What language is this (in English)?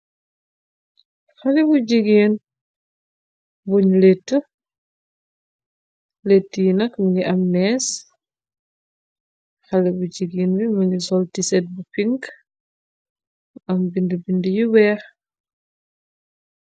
Wolof